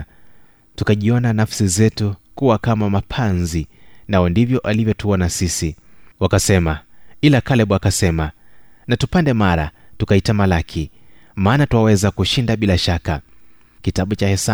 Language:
Swahili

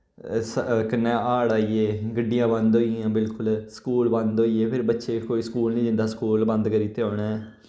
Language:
Dogri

